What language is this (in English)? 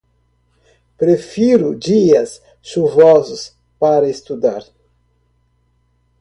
Portuguese